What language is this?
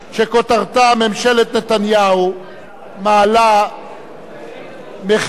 Hebrew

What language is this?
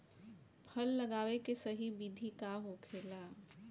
Bhojpuri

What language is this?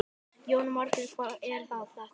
Icelandic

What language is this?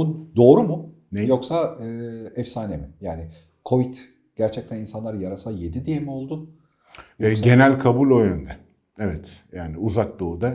Turkish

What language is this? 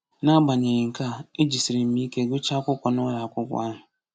Igbo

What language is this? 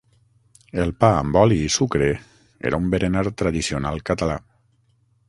Catalan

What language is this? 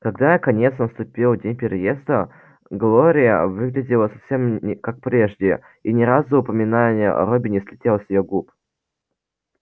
Russian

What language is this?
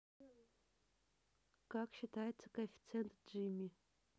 Russian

